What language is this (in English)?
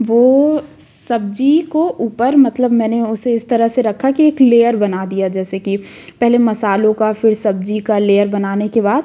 Hindi